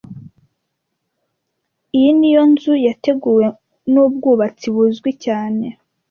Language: Kinyarwanda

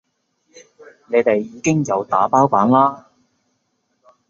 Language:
Cantonese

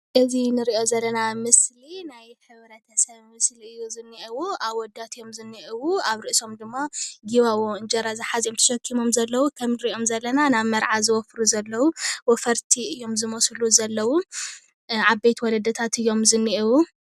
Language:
Tigrinya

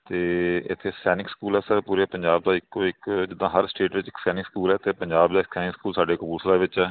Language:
Punjabi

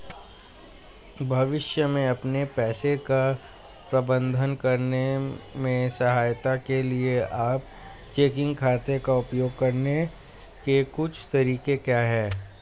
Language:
Hindi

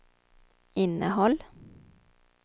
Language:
Swedish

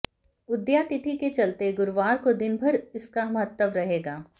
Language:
Hindi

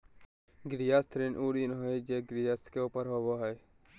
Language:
Magahi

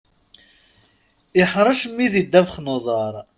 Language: Kabyle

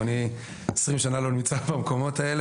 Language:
Hebrew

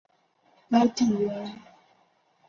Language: Chinese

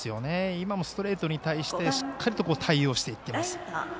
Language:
Japanese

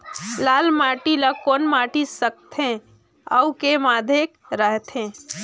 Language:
Chhattisgarhi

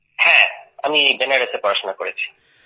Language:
Bangla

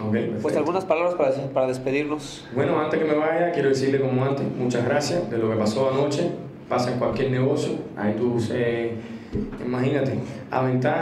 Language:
Spanish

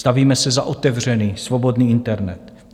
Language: Czech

